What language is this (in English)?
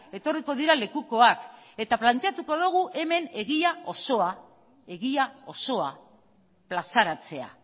Basque